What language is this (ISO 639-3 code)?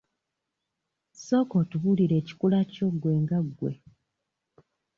lug